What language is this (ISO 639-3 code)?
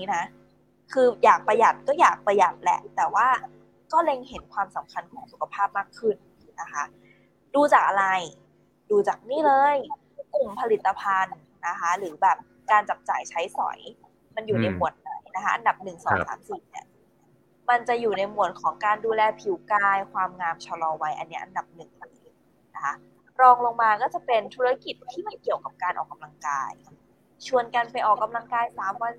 tha